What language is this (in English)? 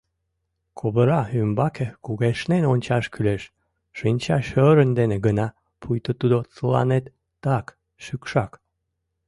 Mari